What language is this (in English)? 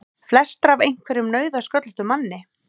Icelandic